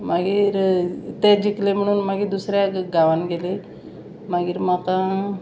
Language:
Konkani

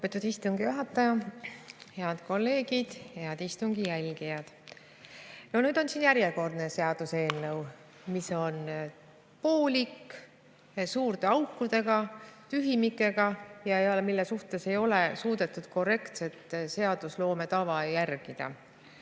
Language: Estonian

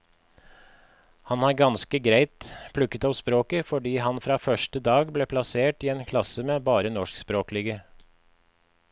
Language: Norwegian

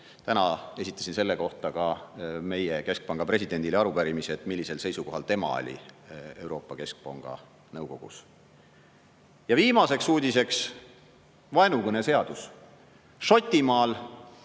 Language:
Estonian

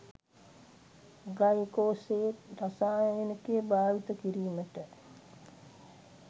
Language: Sinhala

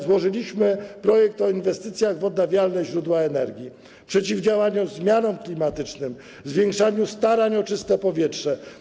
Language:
Polish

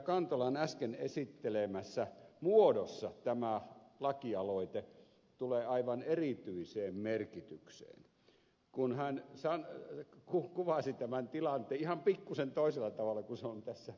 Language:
Finnish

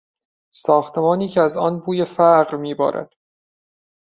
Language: Persian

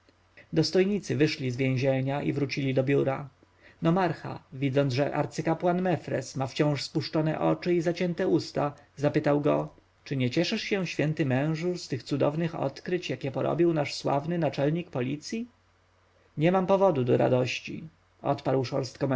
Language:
Polish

